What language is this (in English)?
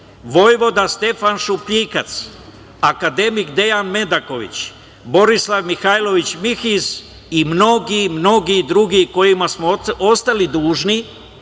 Serbian